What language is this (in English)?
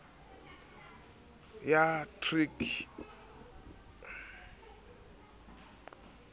Southern Sotho